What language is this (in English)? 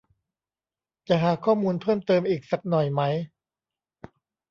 Thai